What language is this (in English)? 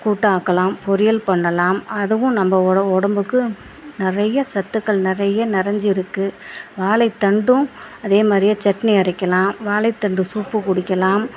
Tamil